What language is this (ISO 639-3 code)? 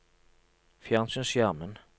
nor